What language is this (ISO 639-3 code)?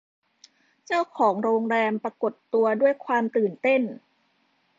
tha